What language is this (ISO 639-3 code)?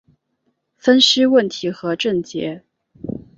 zho